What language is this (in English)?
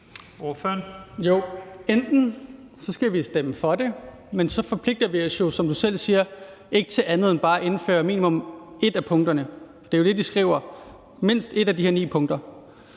Danish